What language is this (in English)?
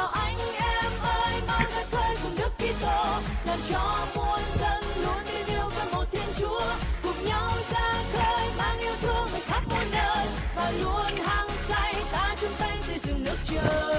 Vietnamese